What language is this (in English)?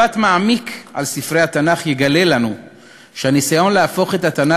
Hebrew